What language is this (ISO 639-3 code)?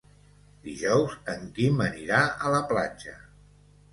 cat